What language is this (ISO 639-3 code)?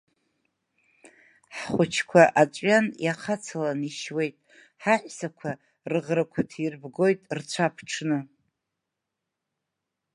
abk